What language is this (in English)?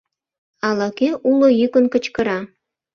Mari